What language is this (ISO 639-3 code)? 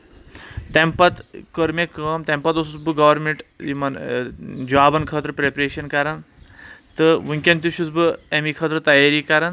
kas